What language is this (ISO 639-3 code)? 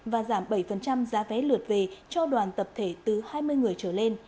vie